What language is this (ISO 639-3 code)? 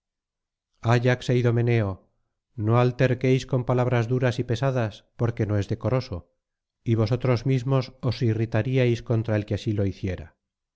spa